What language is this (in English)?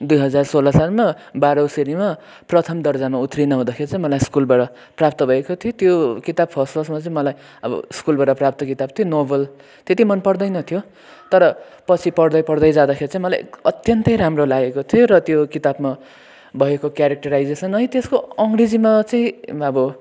Nepali